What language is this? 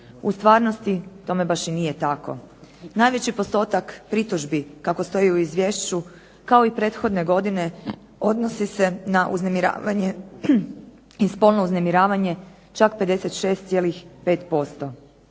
Croatian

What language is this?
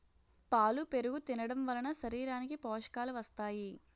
Telugu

